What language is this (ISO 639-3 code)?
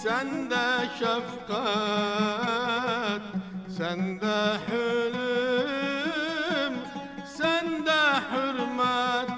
tur